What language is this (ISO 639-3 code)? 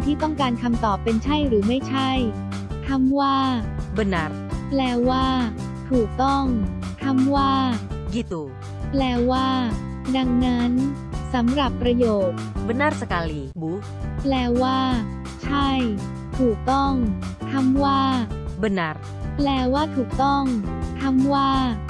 tha